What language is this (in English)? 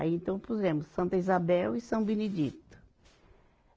Portuguese